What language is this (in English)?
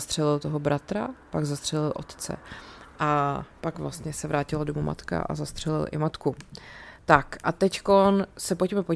Czech